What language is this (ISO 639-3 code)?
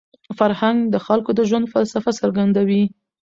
pus